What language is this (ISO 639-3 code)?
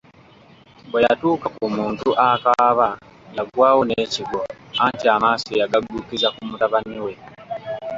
lug